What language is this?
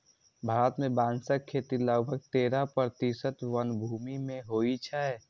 Maithili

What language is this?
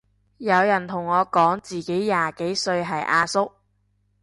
Cantonese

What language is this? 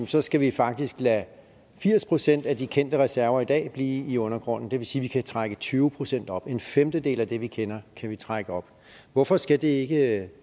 Danish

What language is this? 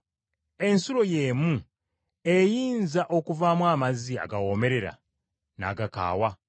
Ganda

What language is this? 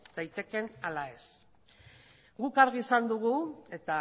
Basque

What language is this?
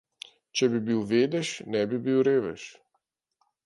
Slovenian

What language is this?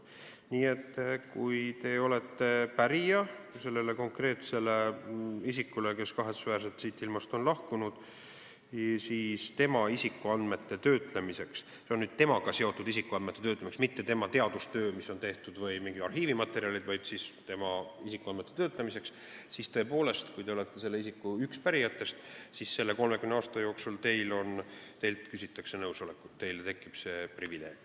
Estonian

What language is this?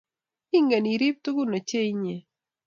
Kalenjin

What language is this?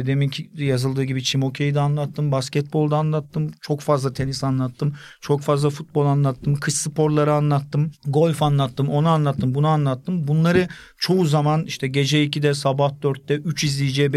Turkish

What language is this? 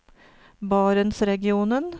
Norwegian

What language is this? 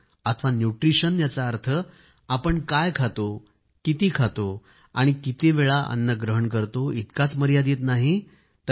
Marathi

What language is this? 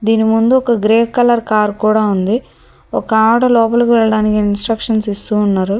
Telugu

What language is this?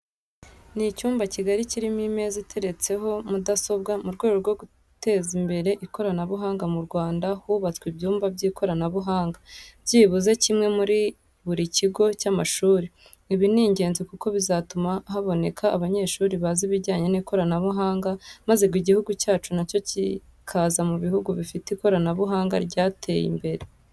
Kinyarwanda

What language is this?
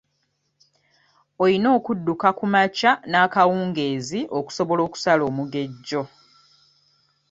Ganda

